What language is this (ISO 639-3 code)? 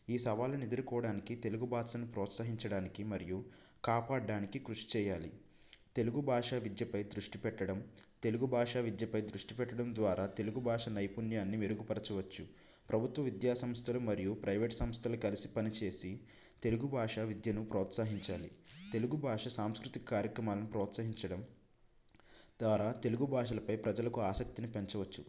tel